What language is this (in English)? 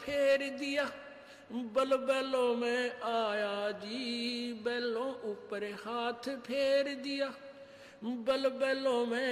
Hindi